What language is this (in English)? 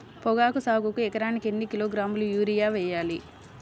Telugu